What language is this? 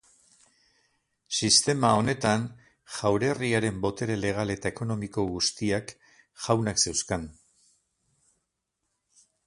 Basque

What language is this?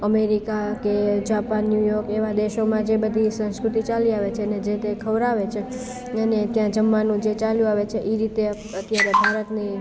Gujarati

